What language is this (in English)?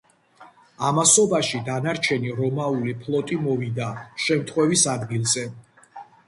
Georgian